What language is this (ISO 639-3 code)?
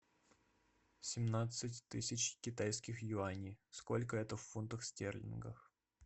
rus